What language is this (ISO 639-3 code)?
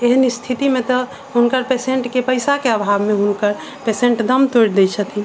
mai